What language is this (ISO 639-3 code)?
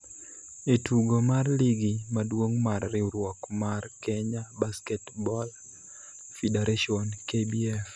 luo